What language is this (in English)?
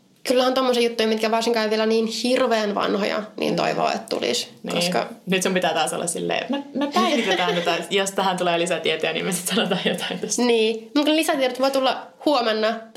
Finnish